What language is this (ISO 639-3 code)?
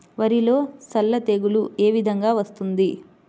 tel